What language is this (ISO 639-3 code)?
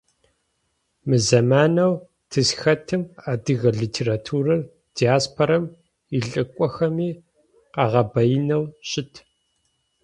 ady